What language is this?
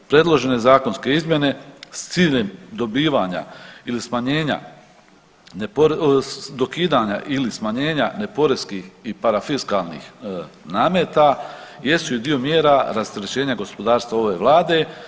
Croatian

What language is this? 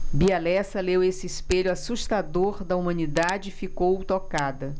Portuguese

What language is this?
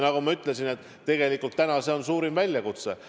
Estonian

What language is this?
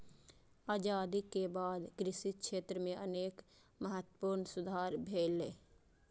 Maithili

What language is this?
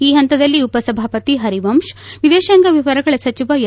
Kannada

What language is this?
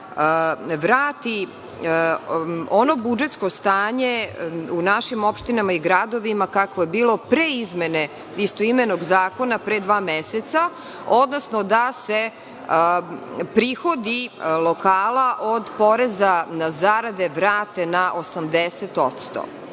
Serbian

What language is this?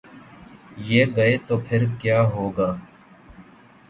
Urdu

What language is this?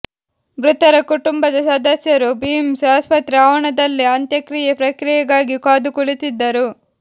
Kannada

